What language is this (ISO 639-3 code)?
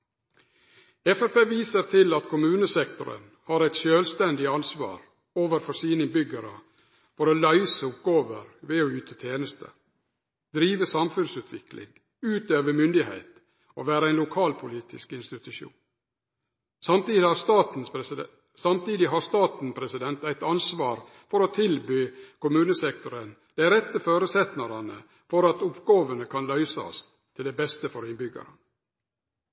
nno